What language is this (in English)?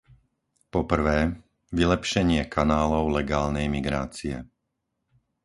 Slovak